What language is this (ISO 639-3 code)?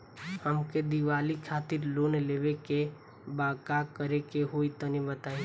bho